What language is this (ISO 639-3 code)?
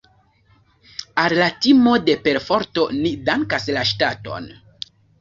epo